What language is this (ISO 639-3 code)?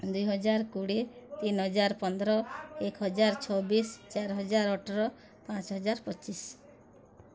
ori